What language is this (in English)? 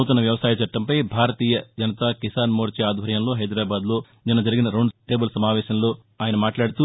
Telugu